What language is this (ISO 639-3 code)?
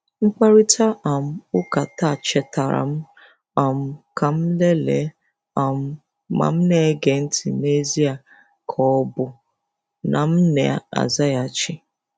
ibo